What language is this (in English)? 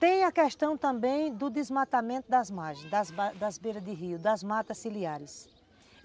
Portuguese